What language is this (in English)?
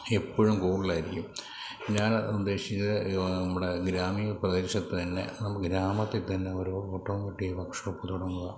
Malayalam